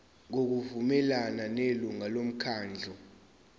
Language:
Zulu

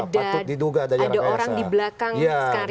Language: Indonesian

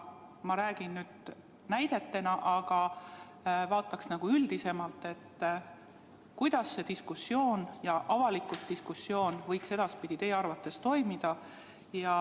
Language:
Estonian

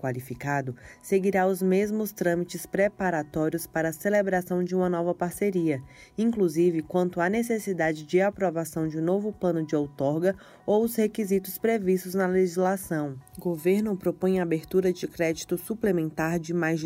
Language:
Portuguese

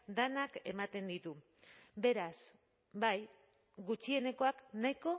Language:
Basque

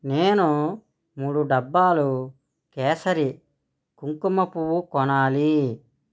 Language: Telugu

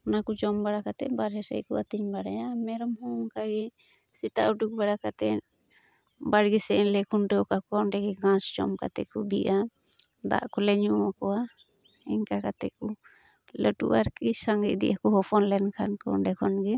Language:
Santali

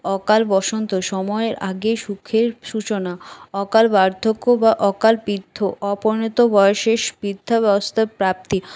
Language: Bangla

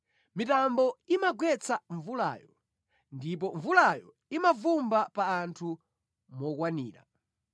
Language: Nyanja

